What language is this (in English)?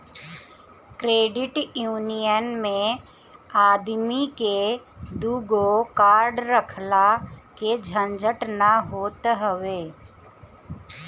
Bhojpuri